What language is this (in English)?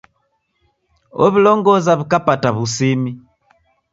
Taita